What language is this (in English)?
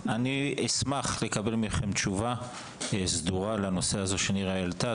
Hebrew